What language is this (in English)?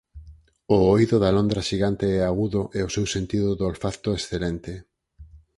Galician